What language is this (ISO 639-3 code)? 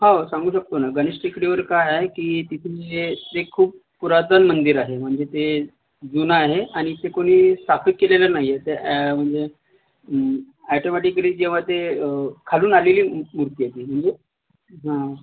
mar